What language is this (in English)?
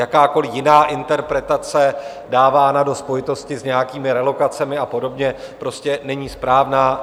Czech